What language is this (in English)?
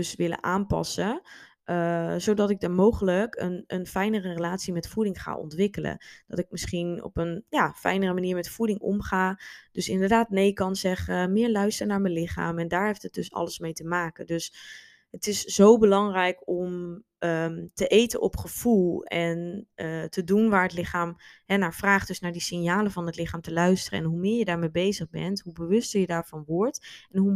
Dutch